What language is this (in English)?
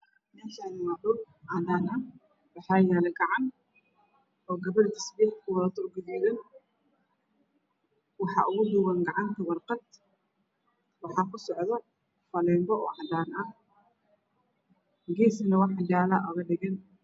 Somali